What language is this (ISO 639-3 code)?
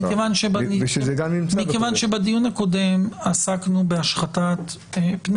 heb